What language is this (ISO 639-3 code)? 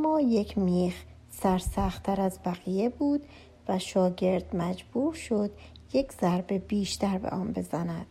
fas